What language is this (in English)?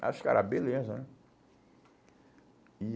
Portuguese